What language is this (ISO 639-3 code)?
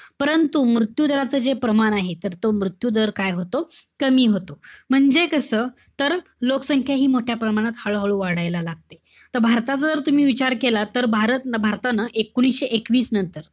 mar